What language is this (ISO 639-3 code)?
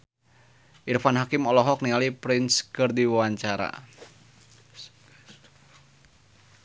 sun